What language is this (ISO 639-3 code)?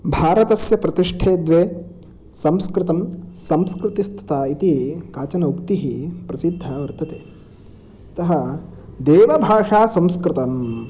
san